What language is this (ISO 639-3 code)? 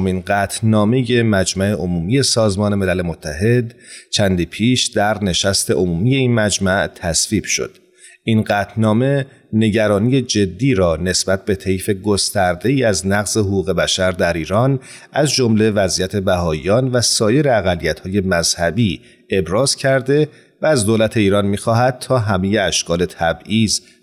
fas